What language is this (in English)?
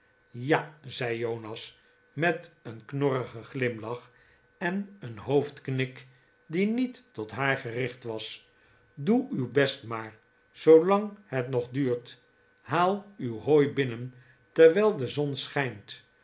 Dutch